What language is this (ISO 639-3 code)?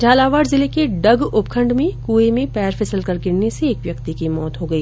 hin